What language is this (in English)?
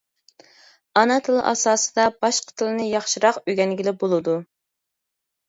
Uyghur